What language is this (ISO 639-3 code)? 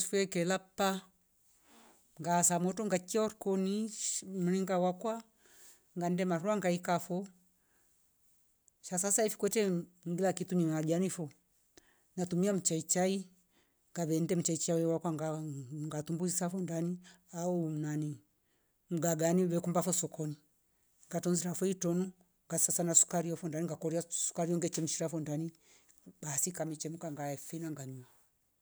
rof